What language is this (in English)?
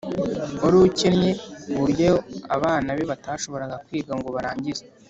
Kinyarwanda